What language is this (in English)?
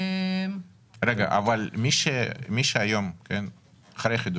Hebrew